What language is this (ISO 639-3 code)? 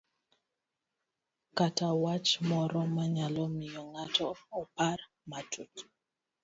luo